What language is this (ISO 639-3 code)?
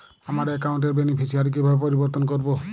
ben